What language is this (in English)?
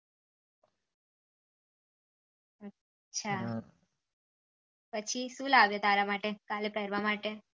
Gujarati